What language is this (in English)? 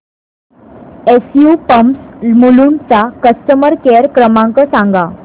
Marathi